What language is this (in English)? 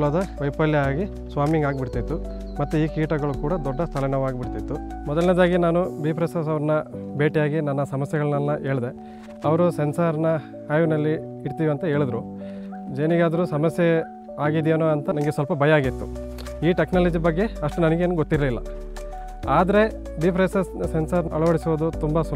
Polish